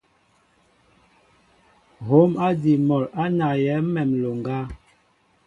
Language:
Mbo (Cameroon)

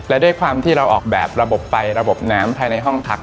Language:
Thai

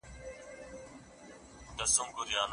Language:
Pashto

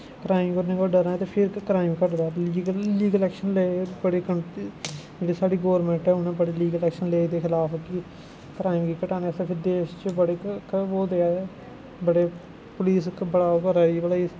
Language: Dogri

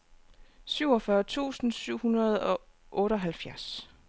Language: Danish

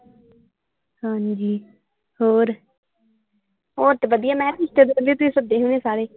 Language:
Punjabi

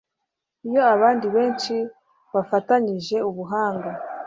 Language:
Kinyarwanda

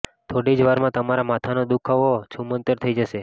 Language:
Gujarati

